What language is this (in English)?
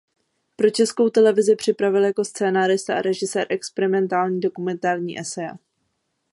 Czech